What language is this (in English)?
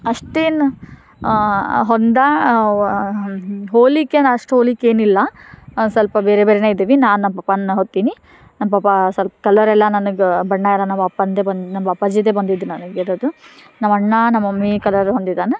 Kannada